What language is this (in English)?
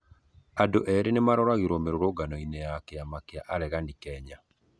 Kikuyu